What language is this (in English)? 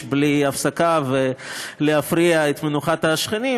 Hebrew